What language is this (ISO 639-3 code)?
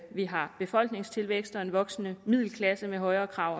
dan